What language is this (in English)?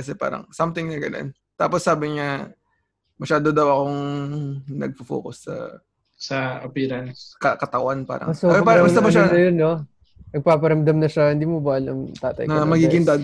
Filipino